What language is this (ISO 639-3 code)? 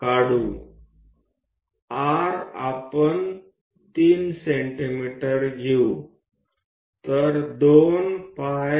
guj